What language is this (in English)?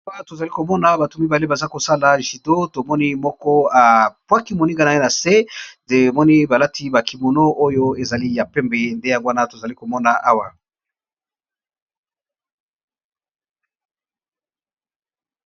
Lingala